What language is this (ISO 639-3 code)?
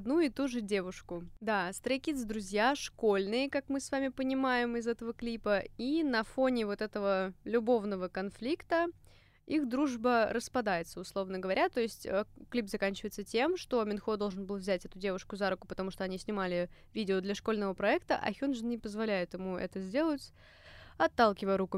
rus